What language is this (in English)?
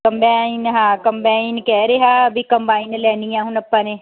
Punjabi